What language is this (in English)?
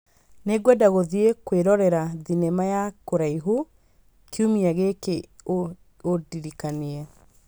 Kikuyu